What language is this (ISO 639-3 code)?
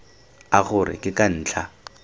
tsn